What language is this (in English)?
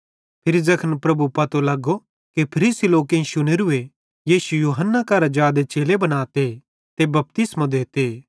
Bhadrawahi